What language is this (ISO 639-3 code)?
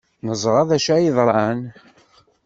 kab